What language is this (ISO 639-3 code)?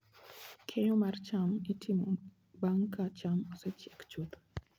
luo